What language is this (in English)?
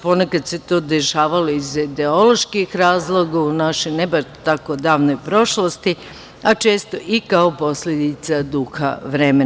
Serbian